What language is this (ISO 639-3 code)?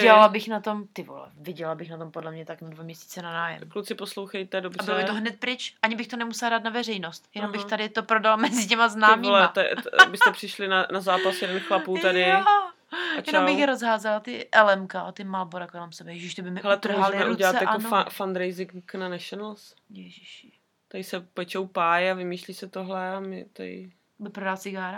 ces